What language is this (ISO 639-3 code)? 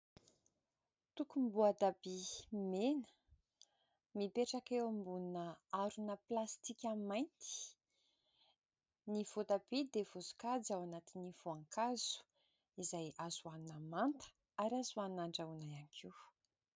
mlg